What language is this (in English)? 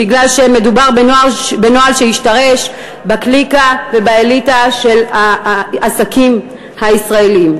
Hebrew